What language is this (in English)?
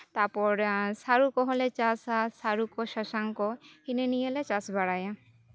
Santali